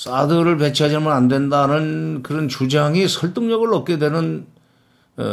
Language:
Korean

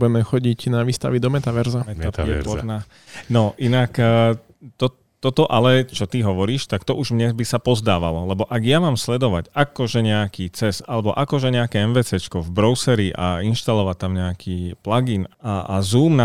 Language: Slovak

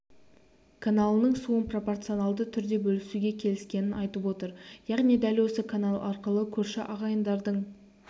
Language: Kazakh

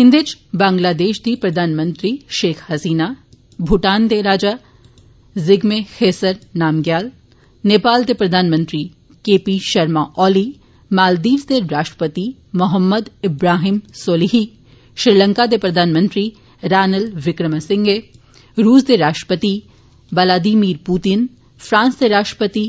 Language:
Dogri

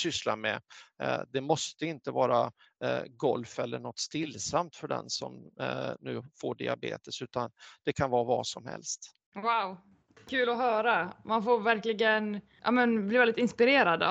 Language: Swedish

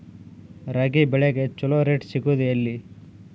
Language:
Kannada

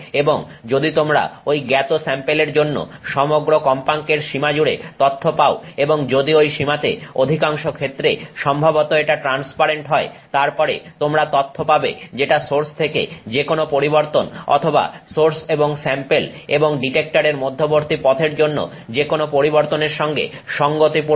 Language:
Bangla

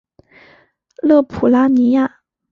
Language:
Chinese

